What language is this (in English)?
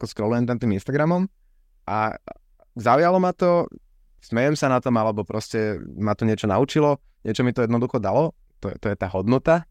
Slovak